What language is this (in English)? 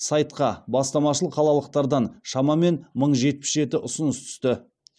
Kazakh